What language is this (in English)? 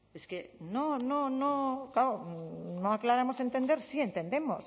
Spanish